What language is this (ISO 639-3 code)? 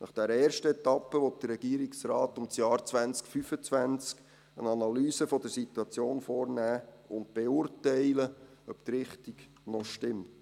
gsw